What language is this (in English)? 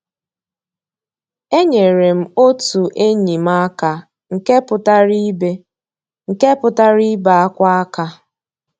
Igbo